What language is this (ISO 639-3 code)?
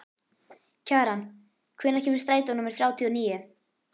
isl